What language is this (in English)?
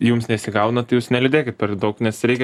Lithuanian